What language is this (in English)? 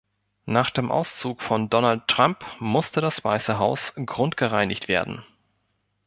German